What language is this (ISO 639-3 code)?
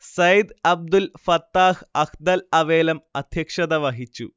mal